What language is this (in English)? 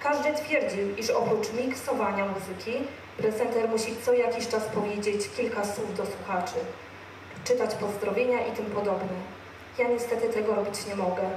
Polish